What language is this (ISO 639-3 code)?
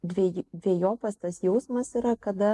lit